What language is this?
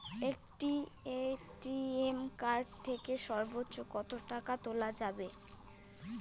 Bangla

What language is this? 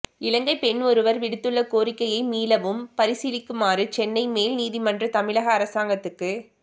Tamil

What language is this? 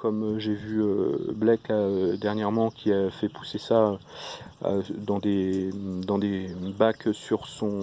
French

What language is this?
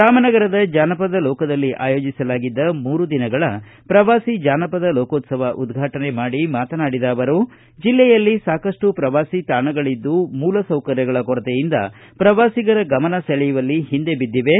Kannada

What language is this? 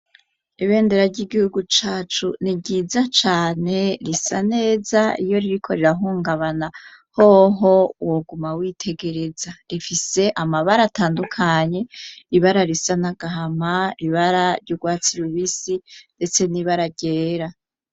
Rundi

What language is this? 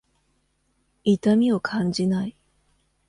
Japanese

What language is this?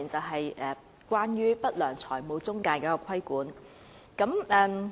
Cantonese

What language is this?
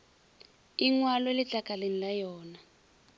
Northern Sotho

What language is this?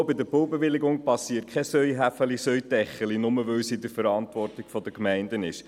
Swiss German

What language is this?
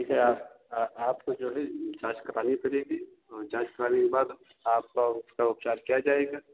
Hindi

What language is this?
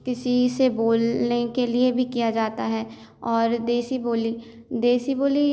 Hindi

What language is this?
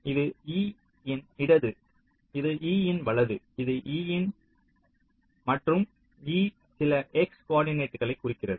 Tamil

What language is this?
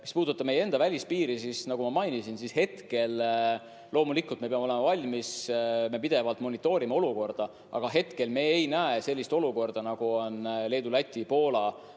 Estonian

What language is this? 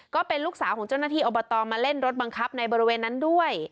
Thai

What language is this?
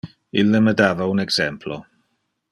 Interlingua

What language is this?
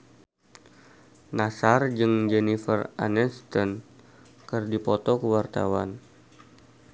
Sundanese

